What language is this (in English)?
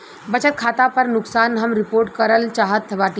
Bhojpuri